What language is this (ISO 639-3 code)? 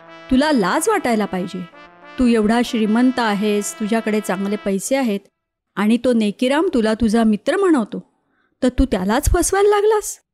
mar